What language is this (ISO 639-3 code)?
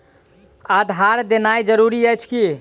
mai